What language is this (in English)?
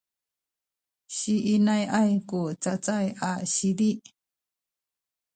Sakizaya